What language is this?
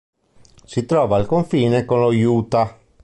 Italian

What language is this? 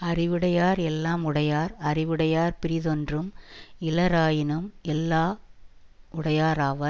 Tamil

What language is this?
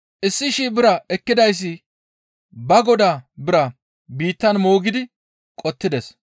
Gamo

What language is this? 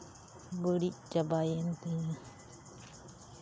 Santali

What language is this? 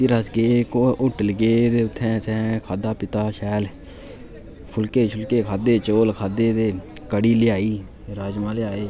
Dogri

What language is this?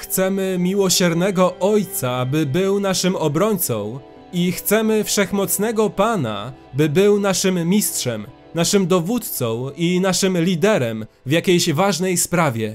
Polish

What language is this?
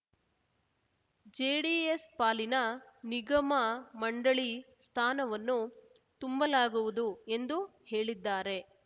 Kannada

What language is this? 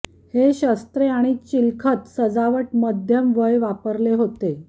Marathi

